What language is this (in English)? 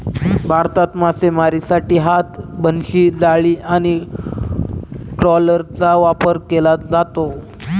Marathi